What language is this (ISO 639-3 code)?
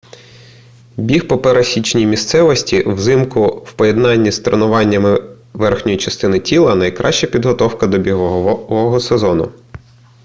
ukr